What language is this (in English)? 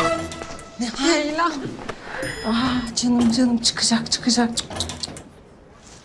Turkish